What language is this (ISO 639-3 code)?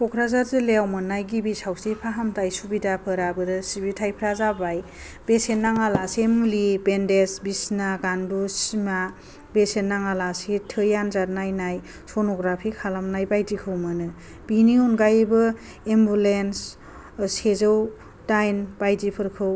brx